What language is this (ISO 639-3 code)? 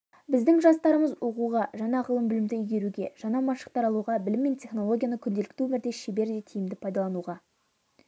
kaz